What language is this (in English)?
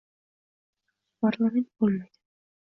Uzbek